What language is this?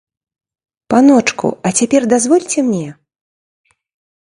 Belarusian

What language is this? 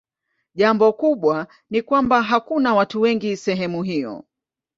Swahili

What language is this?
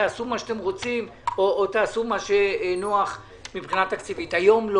Hebrew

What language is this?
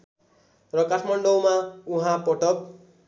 Nepali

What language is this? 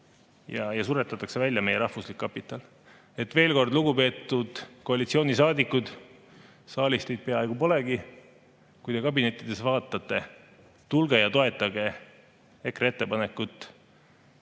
Estonian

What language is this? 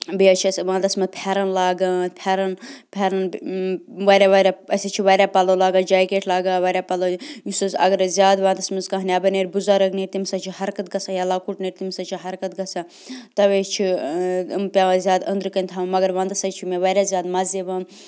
Kashmiri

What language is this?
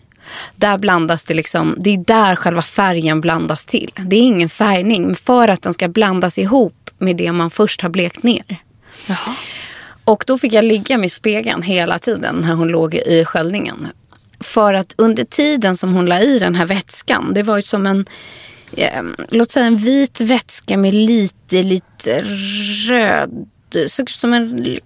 Swedish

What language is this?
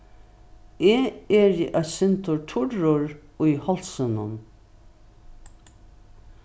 Faroese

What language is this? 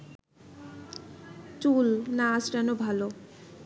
Bangla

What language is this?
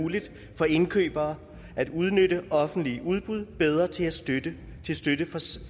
Danish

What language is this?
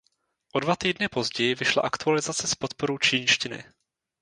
Czech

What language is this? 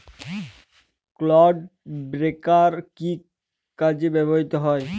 Bangla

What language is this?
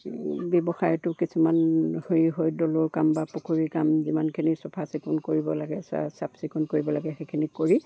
Assamese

